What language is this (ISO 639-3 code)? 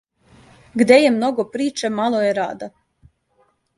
srp